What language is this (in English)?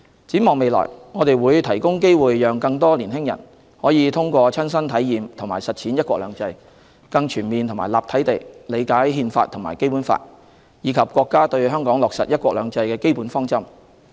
Cantonese